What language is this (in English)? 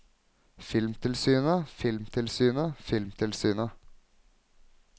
Norwegian